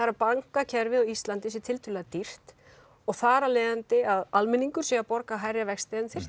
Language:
Icelandic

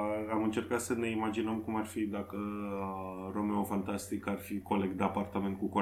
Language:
Romanian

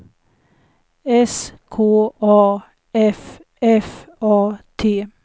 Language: Swedish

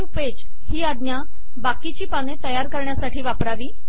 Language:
Marathi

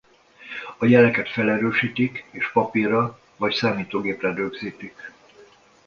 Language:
Hungarian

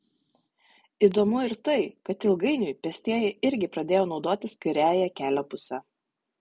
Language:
Lithuanian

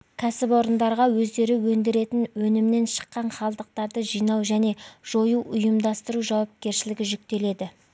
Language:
Kazakh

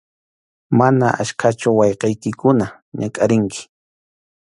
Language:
Arequipa-La Unión Quechua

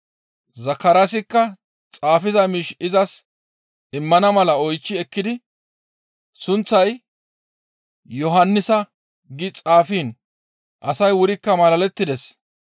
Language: Gamo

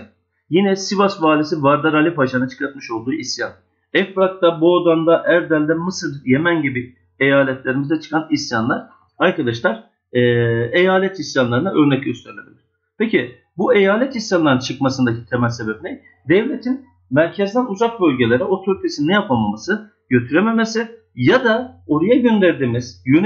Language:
Turkish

